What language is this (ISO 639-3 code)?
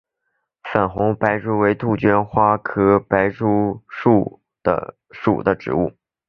zho